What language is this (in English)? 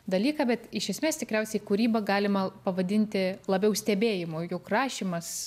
Lithuanian